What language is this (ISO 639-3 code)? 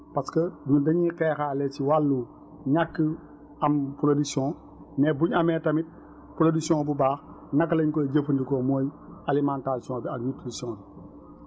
wol